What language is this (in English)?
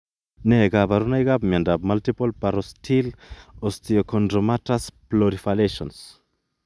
Kalenjin